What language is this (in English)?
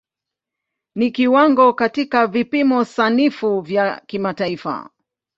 Swahili